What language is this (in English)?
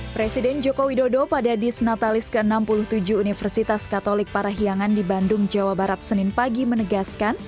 Indonesian